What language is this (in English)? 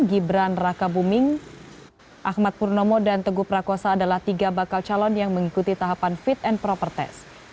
Indonesian